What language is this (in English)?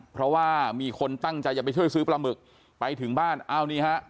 Thai